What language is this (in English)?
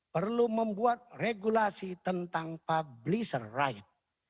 Indonesian